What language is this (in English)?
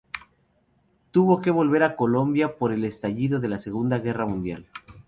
Spanish